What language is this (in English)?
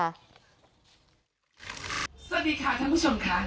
Thai